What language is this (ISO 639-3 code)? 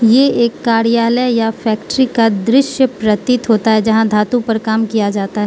hin